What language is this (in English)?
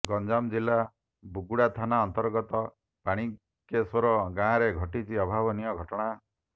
Odia